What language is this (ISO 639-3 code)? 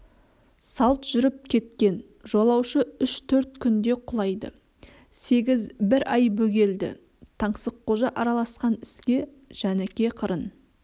kaz